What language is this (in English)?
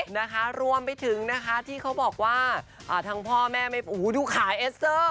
Thai